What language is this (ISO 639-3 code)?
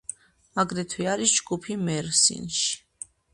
kat